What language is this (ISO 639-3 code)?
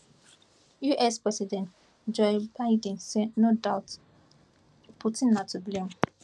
pcm